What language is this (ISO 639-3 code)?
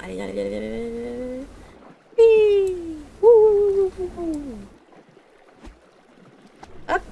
fra